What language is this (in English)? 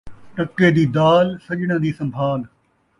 Saraiki